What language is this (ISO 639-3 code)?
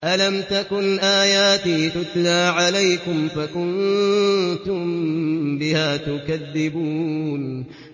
ara